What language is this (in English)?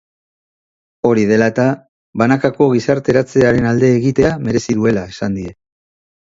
Basque